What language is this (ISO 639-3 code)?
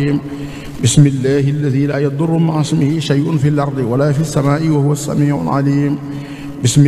ara